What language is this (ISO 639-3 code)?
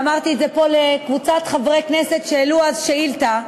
heb